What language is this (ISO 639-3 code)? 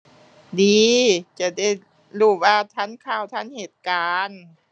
tha